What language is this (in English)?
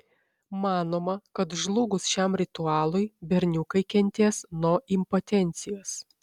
Lithuanian